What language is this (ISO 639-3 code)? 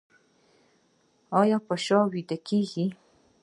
pus